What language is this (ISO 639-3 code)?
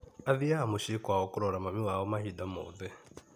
kik